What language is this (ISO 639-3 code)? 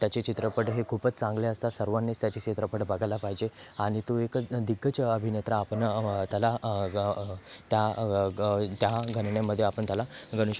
mar